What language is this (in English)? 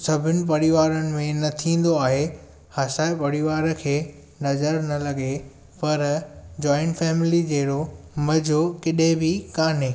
Sindhi